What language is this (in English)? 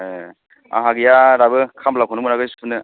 Bodo